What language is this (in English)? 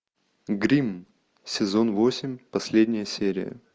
Russian